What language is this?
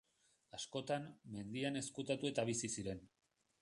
Basque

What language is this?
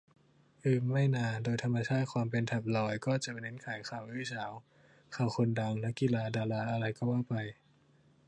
Thai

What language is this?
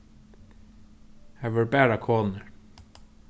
Faroese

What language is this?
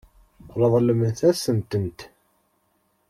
Kabyle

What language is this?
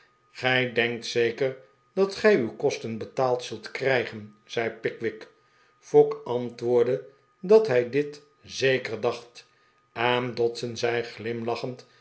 Dutch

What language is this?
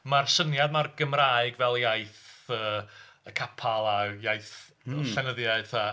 Welsh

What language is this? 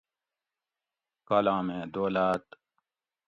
Gawri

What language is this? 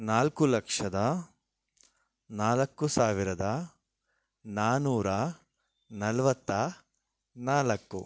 Kannada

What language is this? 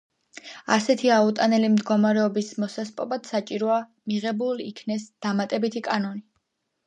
Georgian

